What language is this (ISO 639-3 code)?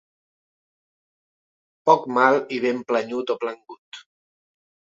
cat